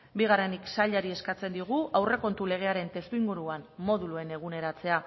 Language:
Basque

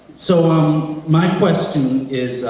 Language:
English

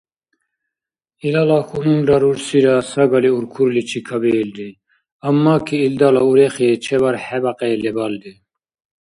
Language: Dargwa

